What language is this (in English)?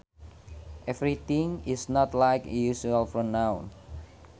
Sundanese